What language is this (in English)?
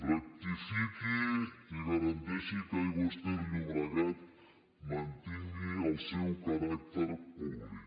Catalan